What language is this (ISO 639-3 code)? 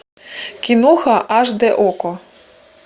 rus